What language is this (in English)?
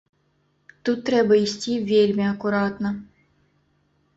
Belarusian